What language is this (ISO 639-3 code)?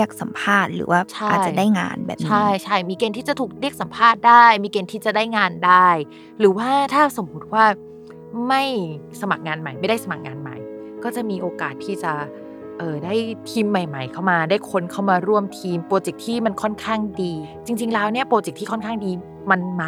tha